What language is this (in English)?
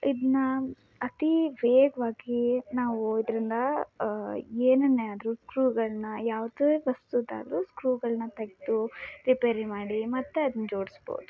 Kannada